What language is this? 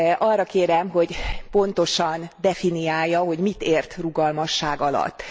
Hungarian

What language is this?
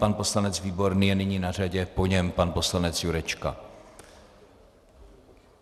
Czech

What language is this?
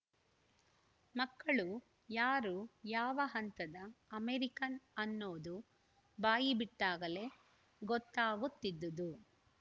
Kannada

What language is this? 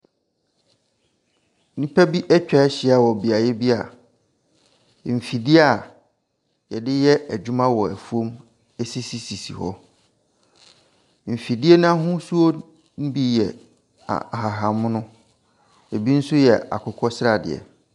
Akan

